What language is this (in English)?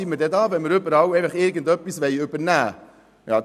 Swiss German